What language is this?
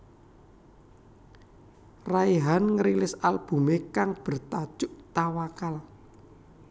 Javanese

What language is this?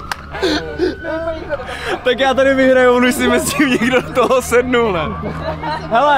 Czech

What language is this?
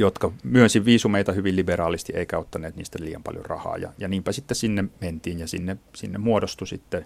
Finnish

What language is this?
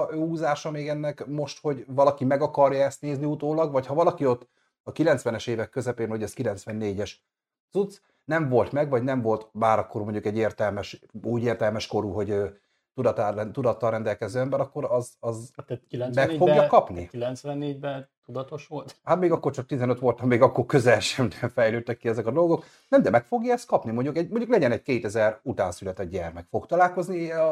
Hungarian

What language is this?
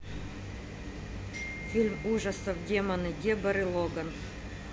Russian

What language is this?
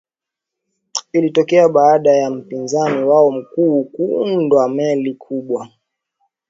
Swahili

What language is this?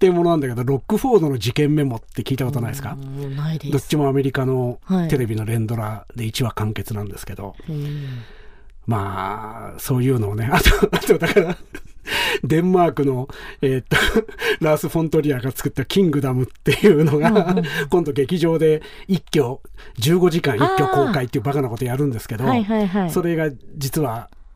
Japanese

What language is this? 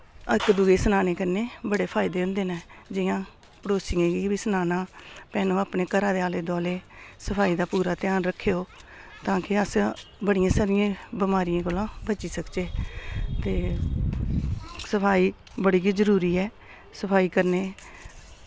Dogri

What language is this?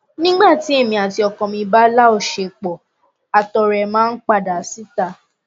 Yoruba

